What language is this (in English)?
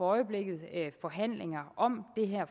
Danish